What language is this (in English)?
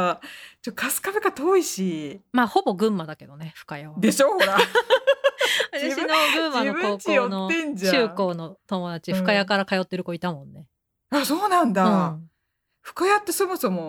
Japanese